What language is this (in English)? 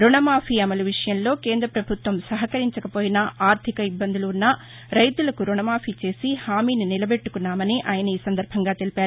Telugu